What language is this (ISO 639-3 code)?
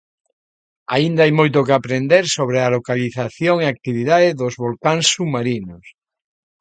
glg